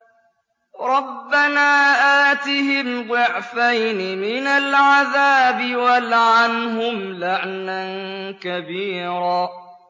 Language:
Arabic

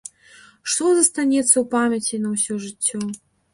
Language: Belarusian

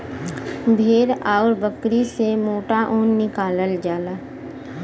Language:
Bhojpuri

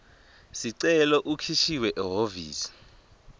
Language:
Swati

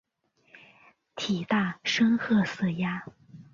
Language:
Chinese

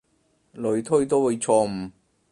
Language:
Cantonese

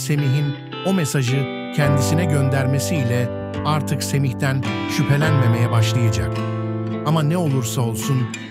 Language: Turkish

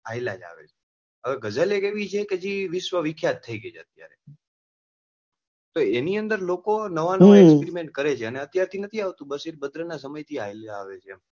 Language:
Gujarati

